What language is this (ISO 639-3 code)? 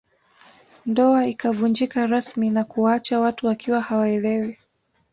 swa